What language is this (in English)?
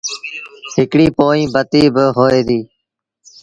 Sindhi Bhil